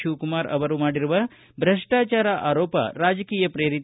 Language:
Kannada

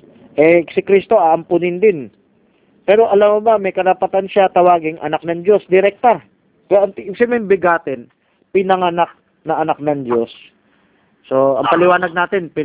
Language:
Filipino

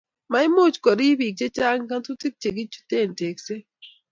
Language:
Kalenjin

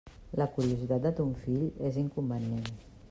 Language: Catalan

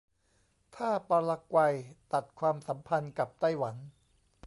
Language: Thai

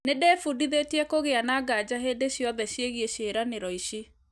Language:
Kikuyu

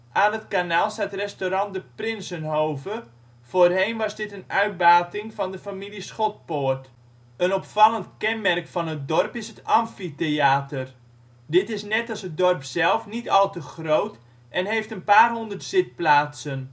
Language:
Dutch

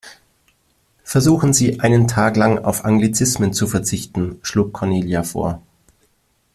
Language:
German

